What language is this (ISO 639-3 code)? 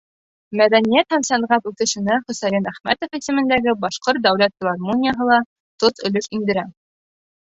bak